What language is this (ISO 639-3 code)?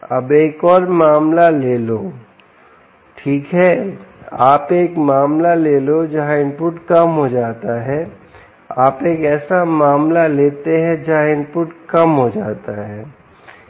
hin